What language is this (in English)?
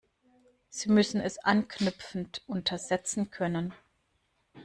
German